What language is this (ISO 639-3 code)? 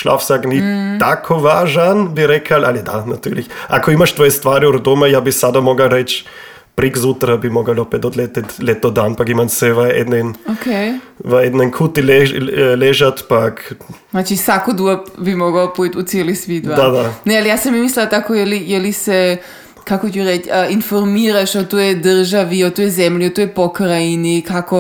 hrv